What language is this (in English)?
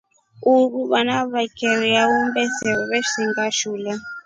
Rombo